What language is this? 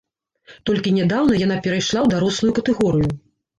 Belarusian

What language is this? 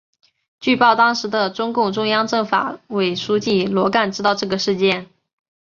Chinese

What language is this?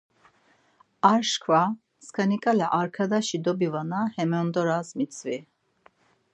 Laz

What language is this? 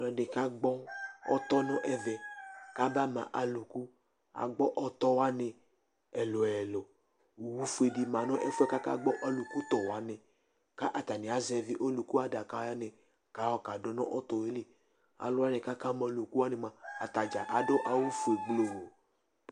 Ikposo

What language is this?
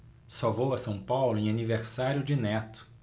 Portuguese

